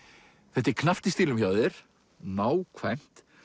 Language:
Icelandic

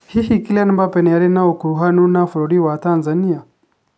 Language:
Kikuyu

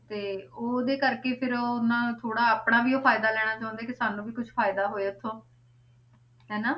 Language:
Punjabi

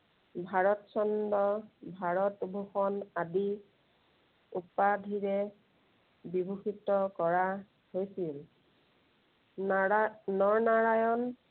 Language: Assamese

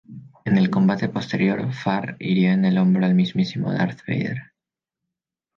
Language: Spanish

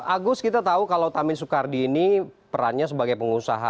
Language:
Indonesian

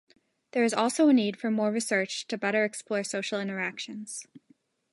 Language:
English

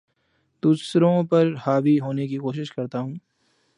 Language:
Urdu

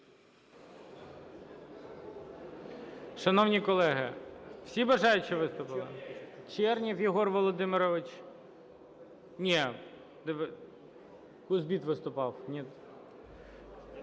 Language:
Ukrainian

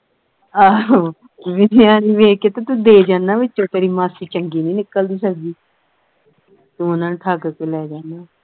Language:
Punjabi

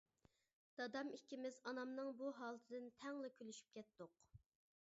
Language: Uyghur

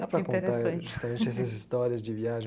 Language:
Portuguese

